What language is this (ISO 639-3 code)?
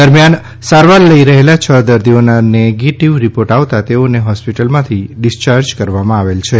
guj